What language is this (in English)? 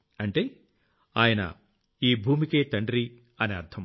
Telugu